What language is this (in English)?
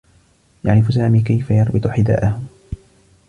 Arabic